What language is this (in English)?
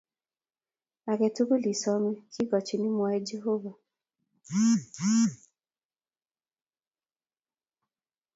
Kalenjin